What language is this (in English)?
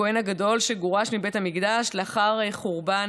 Hebrew